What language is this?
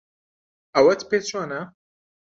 Central Kurdish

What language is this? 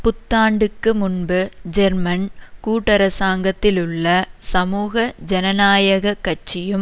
Tamil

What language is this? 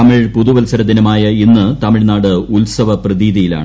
Malayalam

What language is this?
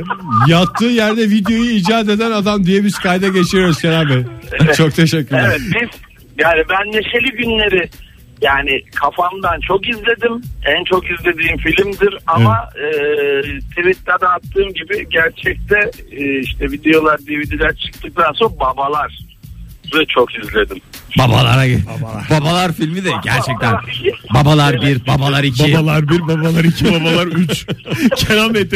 Turkish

